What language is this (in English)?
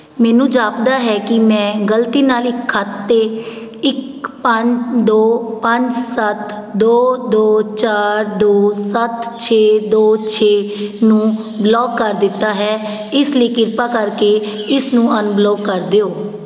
Punjabi